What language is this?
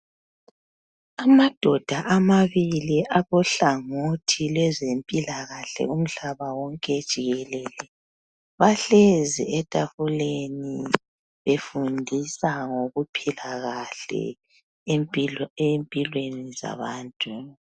North Ndebele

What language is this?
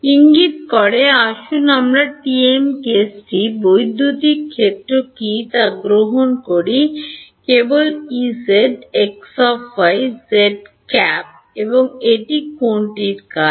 Bangla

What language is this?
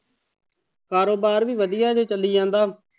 Punjabi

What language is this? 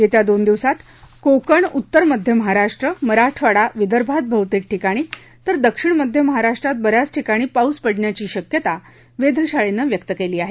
Marathi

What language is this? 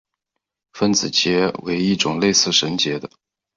Chinese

